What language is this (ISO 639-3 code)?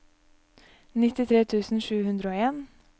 nor